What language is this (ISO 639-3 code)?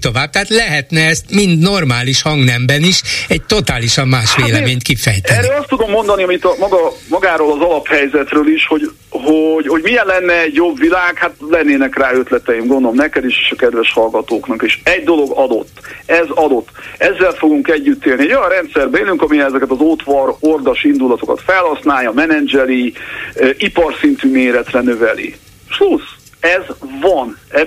hun